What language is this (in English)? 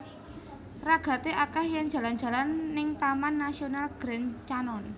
Javanese